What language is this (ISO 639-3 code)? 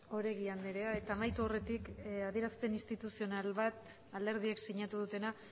eus